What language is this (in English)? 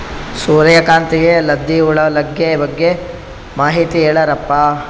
Kannada